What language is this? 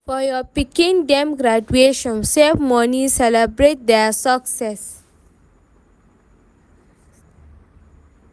Nigerian Pidgin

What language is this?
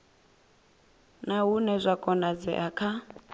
Venda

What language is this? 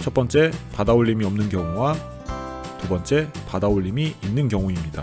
Korean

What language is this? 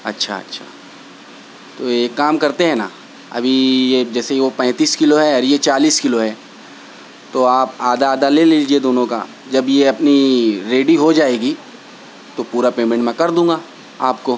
Urdu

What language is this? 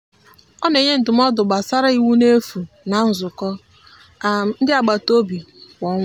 Igbo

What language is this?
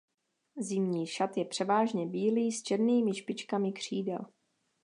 Czech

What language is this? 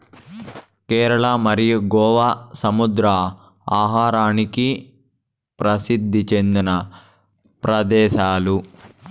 Telugu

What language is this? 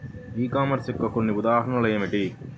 Telugu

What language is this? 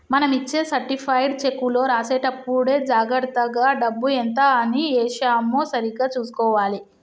Telugu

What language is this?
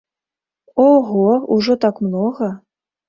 Belarusian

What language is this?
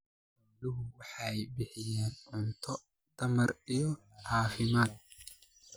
Somali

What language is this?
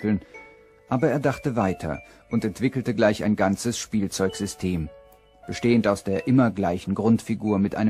German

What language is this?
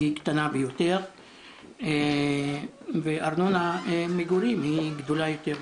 Hebrew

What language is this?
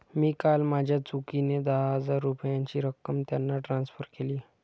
Marathi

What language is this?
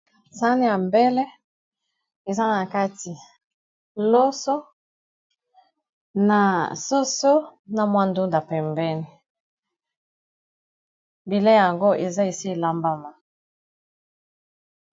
Lingala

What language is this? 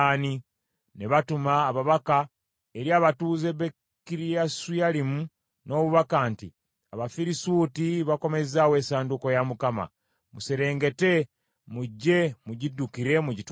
Ganda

